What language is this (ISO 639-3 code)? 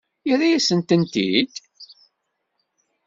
kab